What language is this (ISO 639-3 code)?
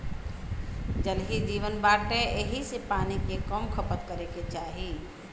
bho